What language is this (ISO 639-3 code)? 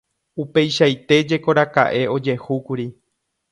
grn